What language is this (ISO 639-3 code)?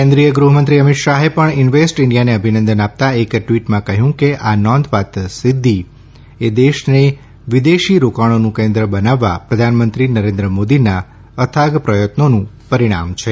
guj